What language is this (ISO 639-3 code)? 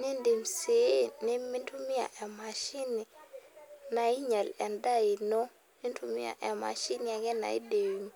mas